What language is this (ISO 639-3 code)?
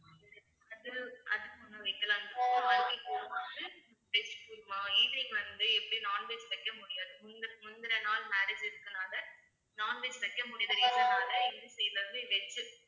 tam